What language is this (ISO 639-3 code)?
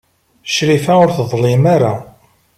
kab